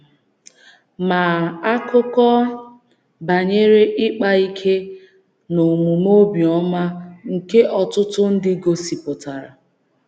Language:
Igbo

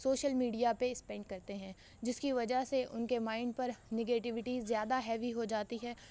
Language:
Urdu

